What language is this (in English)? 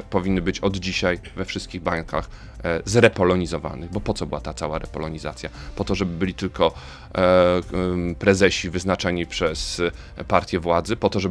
Polish